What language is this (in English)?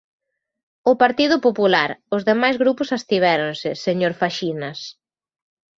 Galician